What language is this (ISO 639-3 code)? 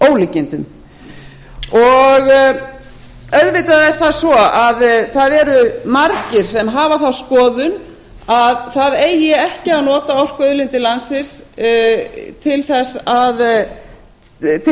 isl